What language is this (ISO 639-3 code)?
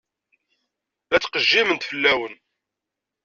kab